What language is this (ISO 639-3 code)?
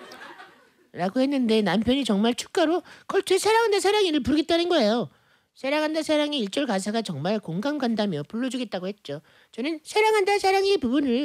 kor